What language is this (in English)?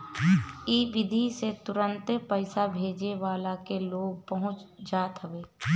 Bhojpuri